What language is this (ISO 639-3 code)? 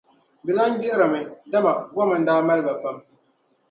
dag